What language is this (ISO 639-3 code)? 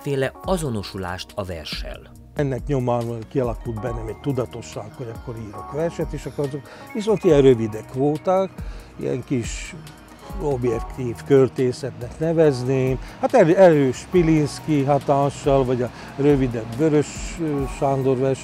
hun